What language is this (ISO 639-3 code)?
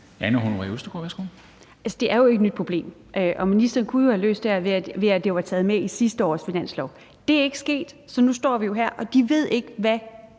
dan